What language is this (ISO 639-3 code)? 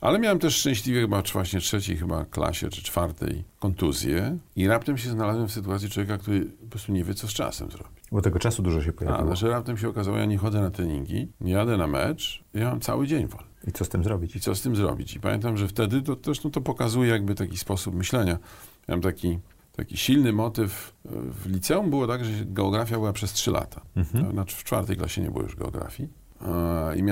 pol